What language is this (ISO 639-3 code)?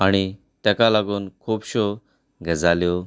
kok